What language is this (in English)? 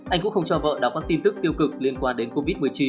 Vietnamese